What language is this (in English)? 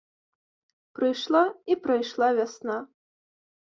Belarusian